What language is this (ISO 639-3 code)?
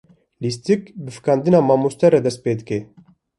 kur